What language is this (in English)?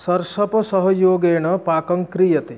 Sanskrit